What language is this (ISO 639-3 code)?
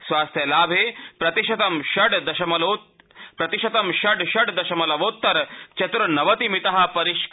san